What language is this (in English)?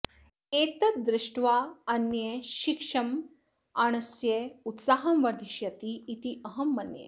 Sanskrit